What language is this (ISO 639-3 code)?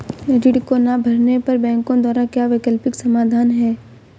hin